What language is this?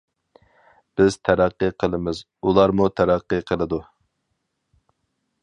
Uyghur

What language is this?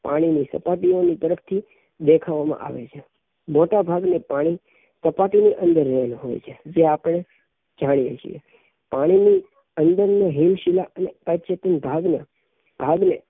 Gujarati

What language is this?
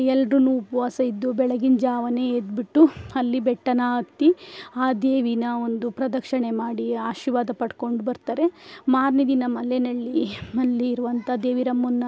Kannada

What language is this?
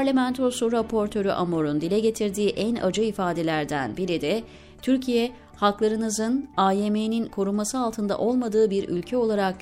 Turkish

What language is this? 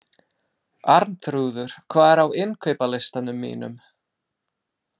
Icelandic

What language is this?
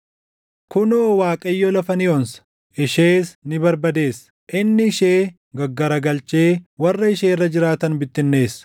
Oromo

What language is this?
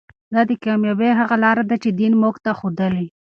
Pashto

